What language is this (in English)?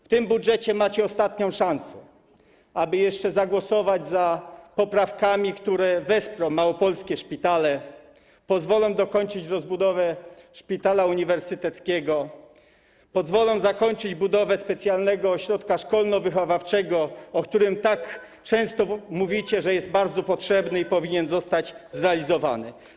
Polish